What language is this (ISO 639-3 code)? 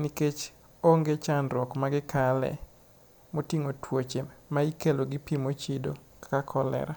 luo